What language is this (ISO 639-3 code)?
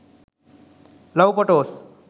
sin